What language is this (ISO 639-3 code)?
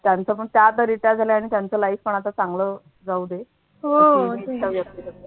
mar